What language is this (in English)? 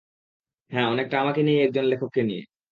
Bangla